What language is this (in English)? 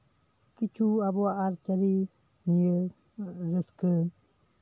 Santali